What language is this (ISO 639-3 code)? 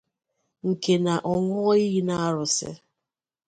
ibo